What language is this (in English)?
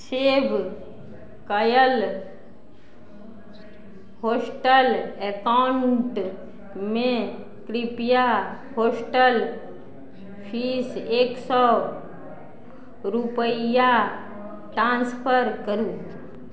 Maithili